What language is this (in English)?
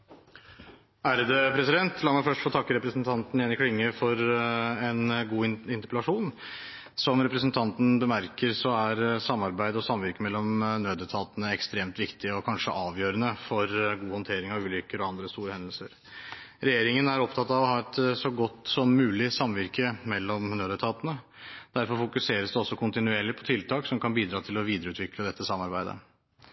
Norwegian